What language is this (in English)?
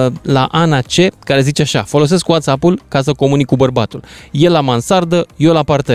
Romanian